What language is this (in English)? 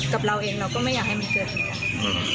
Thai